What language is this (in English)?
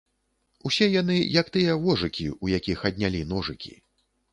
Belarusian